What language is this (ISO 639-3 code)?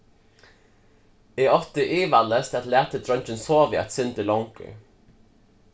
fao